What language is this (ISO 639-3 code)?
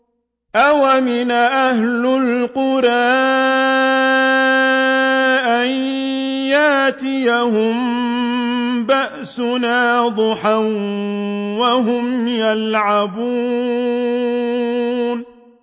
ara